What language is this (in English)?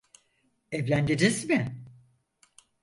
Turkish